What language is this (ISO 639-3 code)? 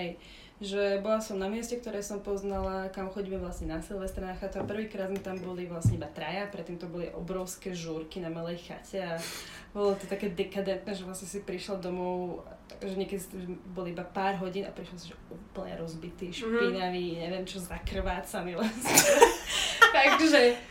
slk